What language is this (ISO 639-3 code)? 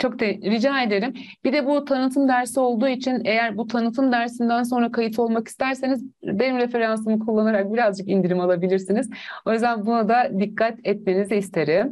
tur